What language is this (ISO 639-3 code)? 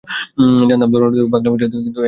ben